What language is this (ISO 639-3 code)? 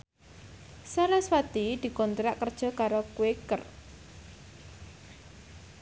jav